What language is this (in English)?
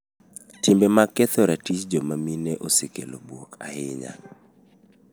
Luo (Kenya and Tanzania)